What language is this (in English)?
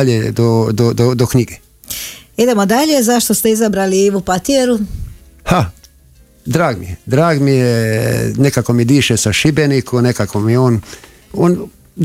Croatian